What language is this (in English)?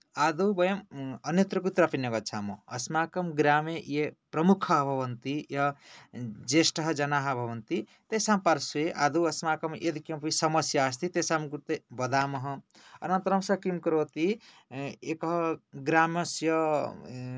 Sanskrit